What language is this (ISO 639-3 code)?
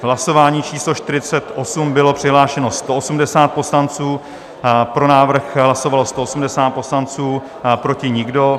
ces